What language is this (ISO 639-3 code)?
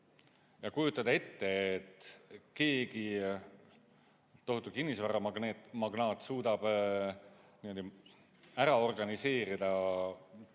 est